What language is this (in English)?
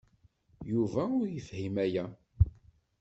Kabyle